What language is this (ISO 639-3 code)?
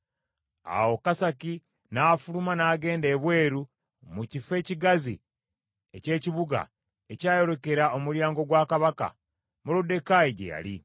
lug